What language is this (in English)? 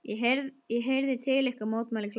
Icelandic